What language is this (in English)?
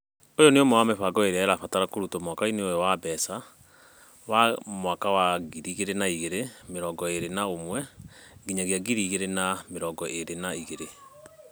Kikuyu